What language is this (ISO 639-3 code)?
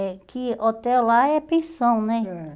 por